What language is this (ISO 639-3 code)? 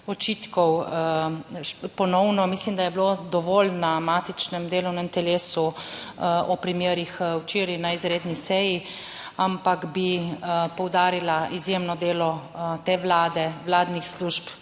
slv